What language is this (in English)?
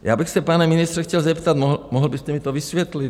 Czech